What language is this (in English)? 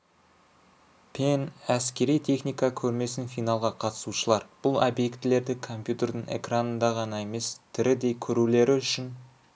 Kazakh